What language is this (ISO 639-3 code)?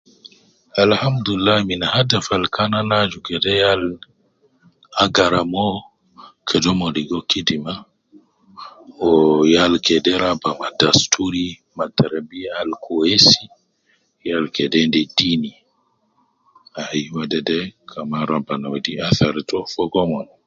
kcn